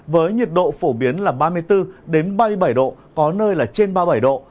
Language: Vietnamese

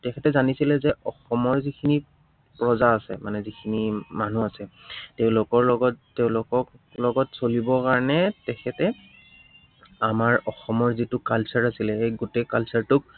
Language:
Assamese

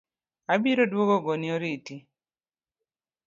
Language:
Luo (Kenya and Tanzania)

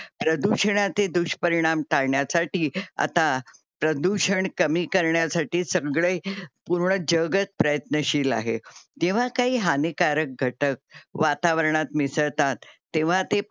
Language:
Marathi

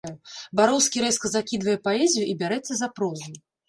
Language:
Belarusian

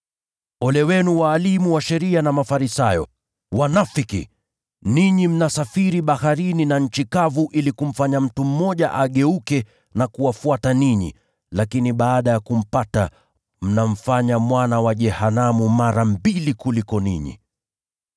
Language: Swahili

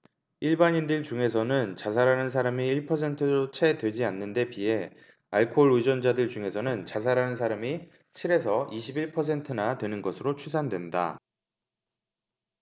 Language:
Korean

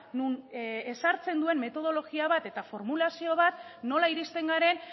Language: Basque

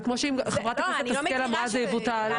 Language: Hebrew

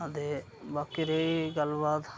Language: Dogri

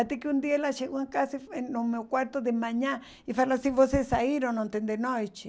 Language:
Portuguese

